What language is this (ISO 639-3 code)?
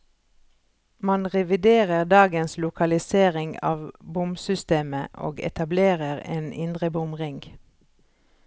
nor